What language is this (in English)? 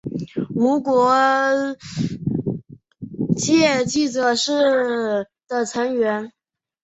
Chinese